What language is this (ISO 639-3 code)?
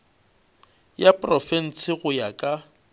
nso